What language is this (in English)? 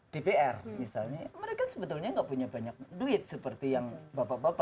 Indonesian